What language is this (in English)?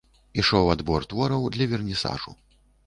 Belarusian